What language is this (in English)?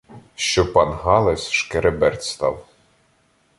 Ukrainian